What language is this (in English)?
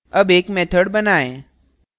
Hindi